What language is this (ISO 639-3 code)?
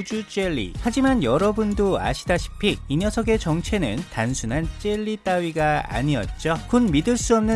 kor